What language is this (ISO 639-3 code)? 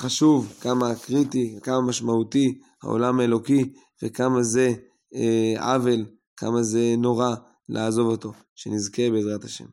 heb